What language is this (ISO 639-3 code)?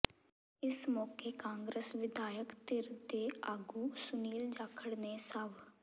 pan